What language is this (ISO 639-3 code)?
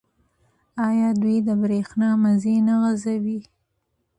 pus